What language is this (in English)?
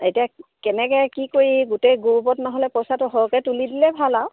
Assamese